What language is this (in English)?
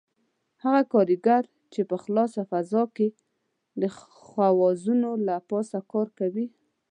Pashto